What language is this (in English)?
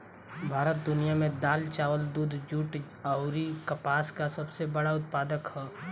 Bhojpuri